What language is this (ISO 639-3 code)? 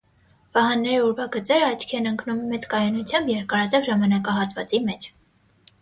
hye